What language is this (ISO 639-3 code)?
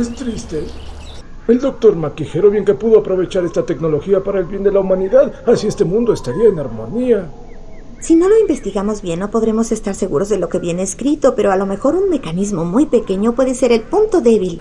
spa